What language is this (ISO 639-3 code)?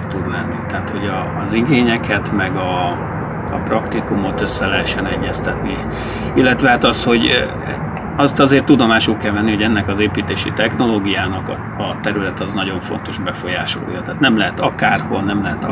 hun